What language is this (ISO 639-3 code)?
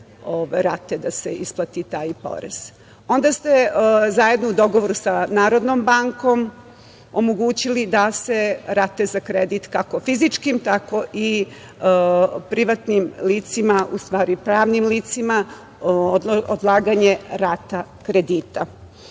srp